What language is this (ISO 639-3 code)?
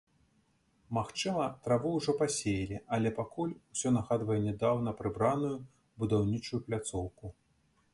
bel